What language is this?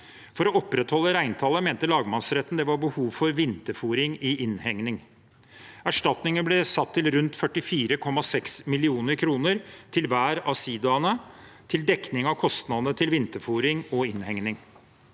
Norwegian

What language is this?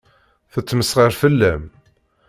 Kabyle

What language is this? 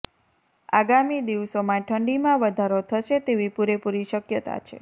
Gujarati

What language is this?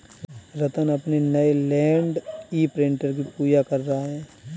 Hindi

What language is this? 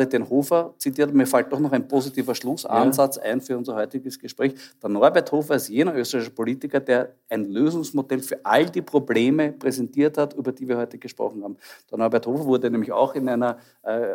German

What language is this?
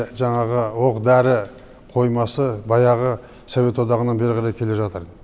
Kazakh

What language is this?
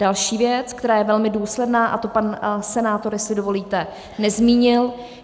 Czech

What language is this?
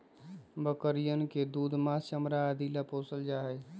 Magahi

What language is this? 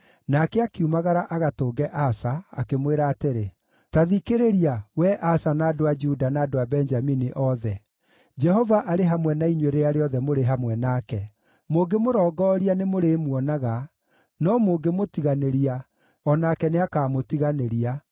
Kikuyu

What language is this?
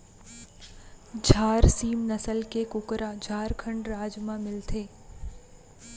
Chhattisgarhi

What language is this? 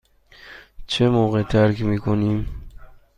Persian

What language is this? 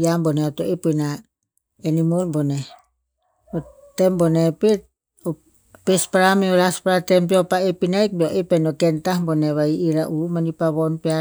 Tinputz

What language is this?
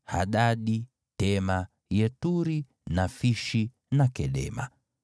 Swahili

